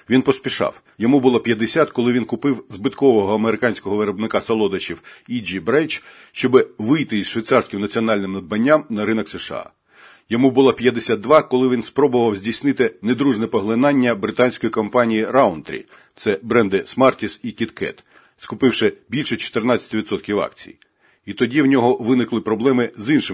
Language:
Ukrainian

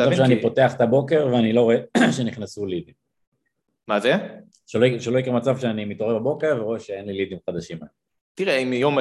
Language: Hebrew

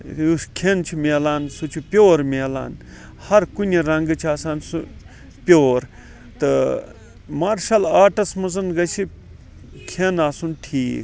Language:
Kashmiri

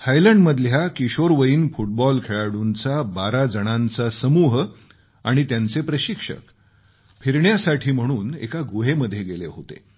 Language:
Marathi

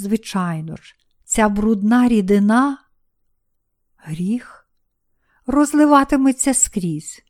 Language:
Ukrainian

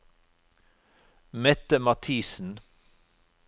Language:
Norwegian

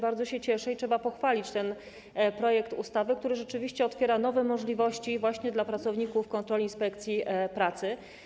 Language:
Polish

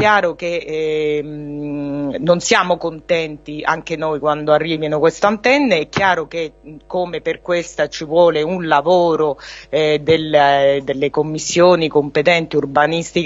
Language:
Italian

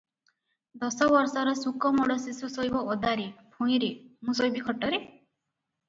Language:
Odia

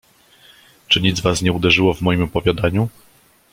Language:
Polish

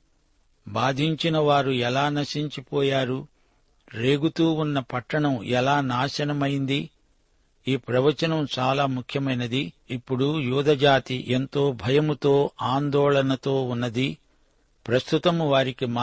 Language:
Telugu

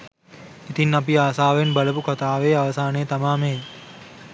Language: Sinhala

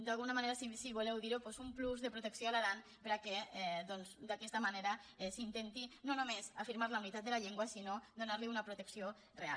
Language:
Catalan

